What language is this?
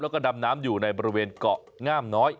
Thai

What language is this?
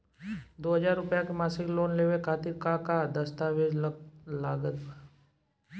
Bhojpuri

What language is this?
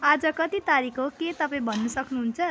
Nepali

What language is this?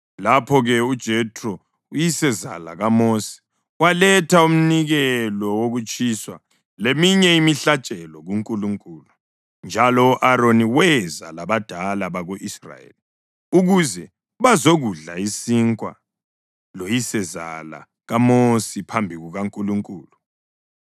North Ndebele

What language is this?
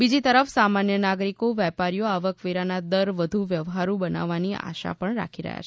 Gujarati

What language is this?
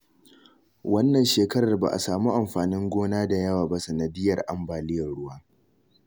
Hausa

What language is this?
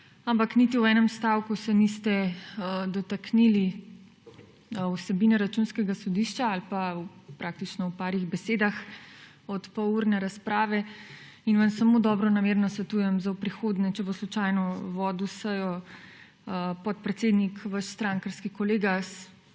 Slovenian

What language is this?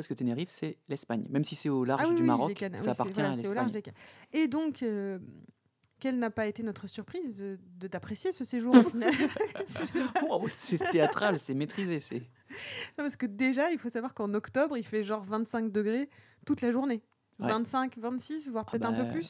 French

